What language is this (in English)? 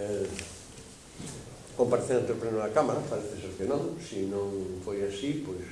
Portuguese